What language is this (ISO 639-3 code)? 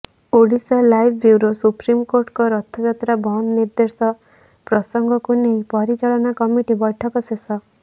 ori